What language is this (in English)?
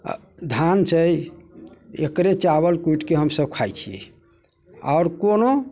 Maithili